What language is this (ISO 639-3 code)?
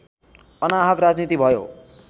nep